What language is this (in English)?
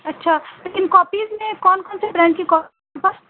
Urdu